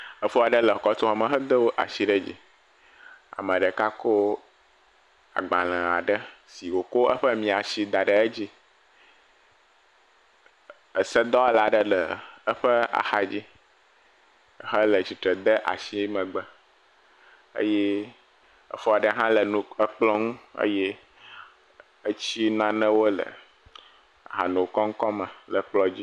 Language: Ewe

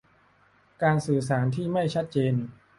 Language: Thai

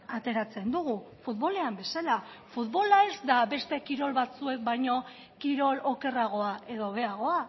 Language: Basque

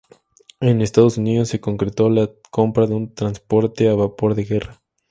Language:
Spanish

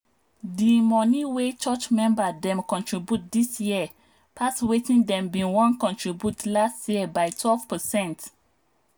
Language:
Nigerian Pidgin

